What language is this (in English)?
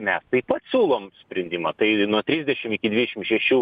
Lithuanian